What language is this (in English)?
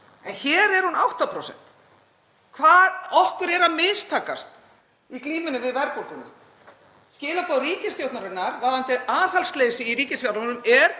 Icelandic